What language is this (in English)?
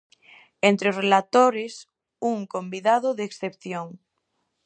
Galician